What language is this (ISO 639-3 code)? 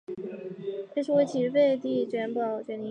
zho